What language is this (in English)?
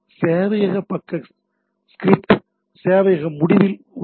Tamil